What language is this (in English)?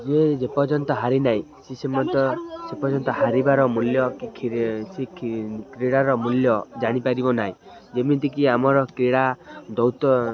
Odia